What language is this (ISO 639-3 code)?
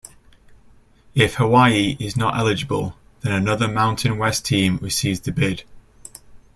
eng